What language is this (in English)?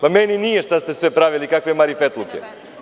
Serbian